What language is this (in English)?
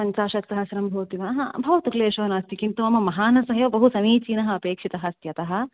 Sanskrit